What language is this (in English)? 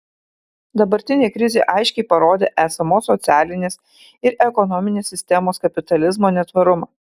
Lithuanian